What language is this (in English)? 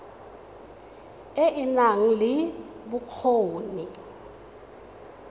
Tswana